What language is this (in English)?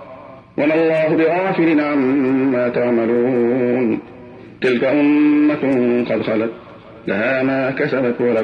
Arabic